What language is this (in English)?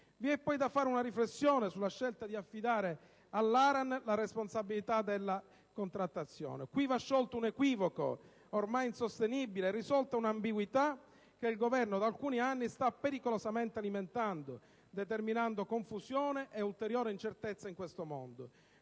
Italian